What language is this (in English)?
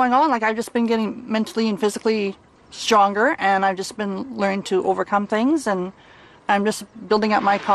English